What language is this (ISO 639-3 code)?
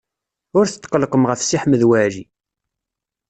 kab